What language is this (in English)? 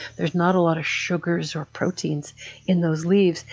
English